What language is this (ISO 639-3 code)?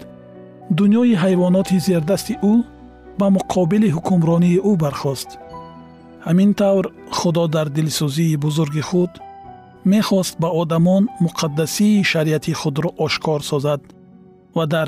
fas